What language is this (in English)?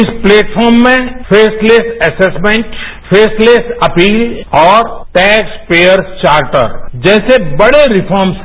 Hindi